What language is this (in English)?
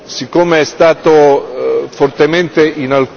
Italian